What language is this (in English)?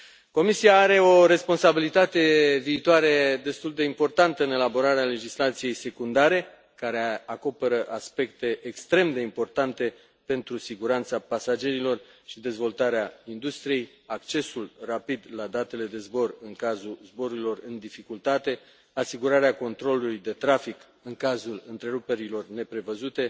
Romanian